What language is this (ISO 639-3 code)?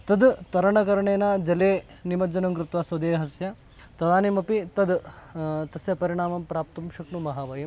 san